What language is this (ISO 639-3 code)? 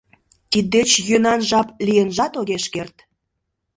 chm